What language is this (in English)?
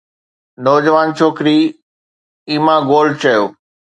Sindhi